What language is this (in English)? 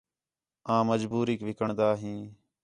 Khetrani